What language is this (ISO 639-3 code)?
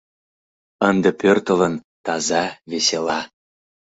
chm